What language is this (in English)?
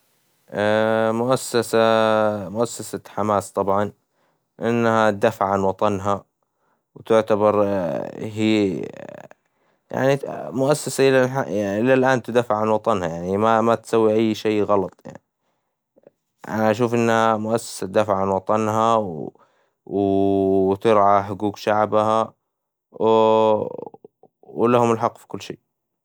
Hijazi Arabic